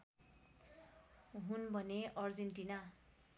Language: Nepali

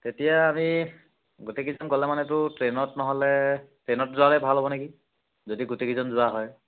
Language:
Assamese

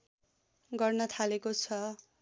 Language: Nepali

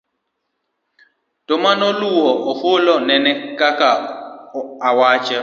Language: Luo (Kenya and Tanzania)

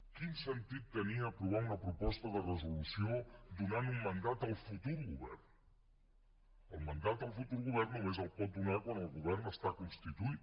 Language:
Catalan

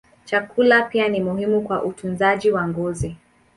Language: Swahili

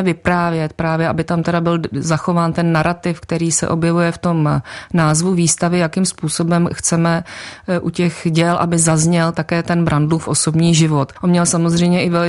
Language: Czech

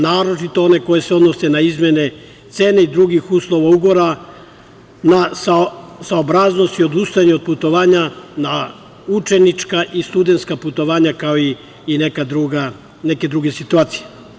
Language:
Serbian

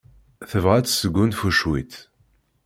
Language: Kabyle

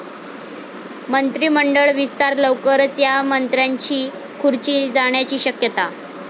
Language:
Marathi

